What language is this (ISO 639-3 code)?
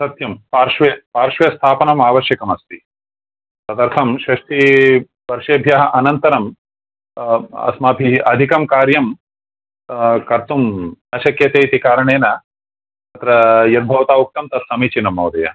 san